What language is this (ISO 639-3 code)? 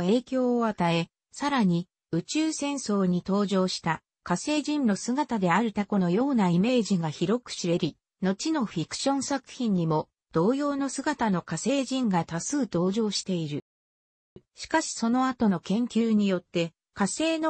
jpn